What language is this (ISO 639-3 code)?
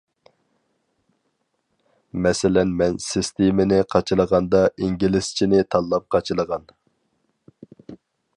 uig